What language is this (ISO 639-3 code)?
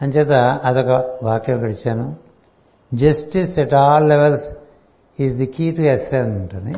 tel